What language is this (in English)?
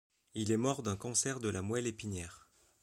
French